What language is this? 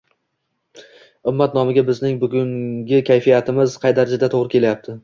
Uzbek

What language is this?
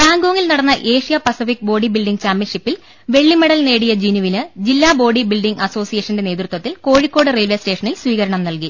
Malayalam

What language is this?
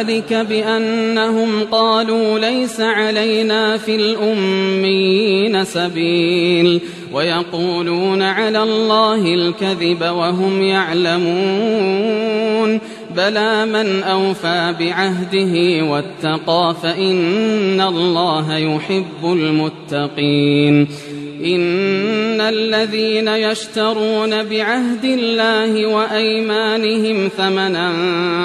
Arabic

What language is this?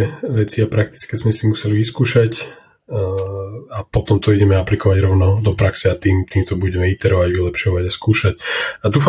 Slovak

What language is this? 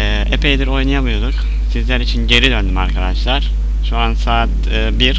Turkish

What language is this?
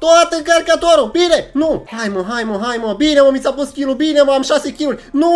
Romanian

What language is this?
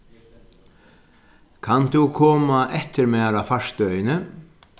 Faroese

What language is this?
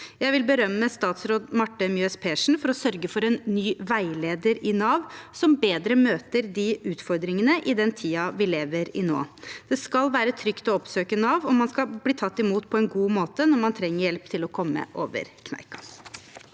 Norwegian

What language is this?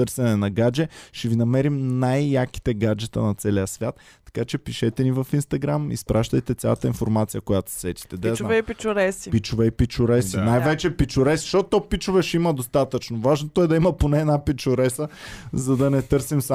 Bulgarian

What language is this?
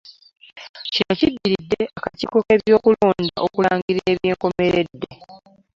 Ganda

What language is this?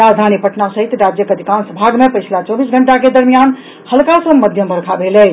Maithili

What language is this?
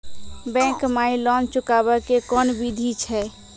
Maithili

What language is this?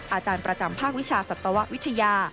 Thai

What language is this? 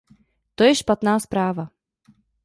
Czech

